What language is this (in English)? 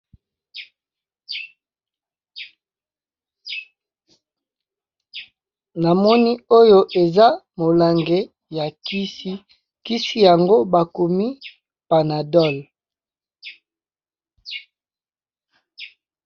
Lingala